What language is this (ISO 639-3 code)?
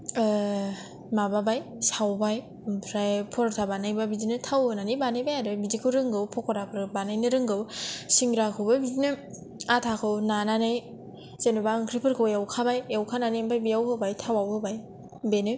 brx